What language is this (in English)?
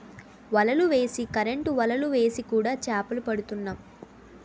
Telugu